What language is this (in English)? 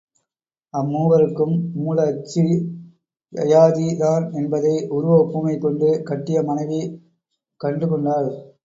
Tamil